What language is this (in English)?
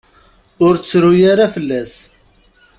Kabyle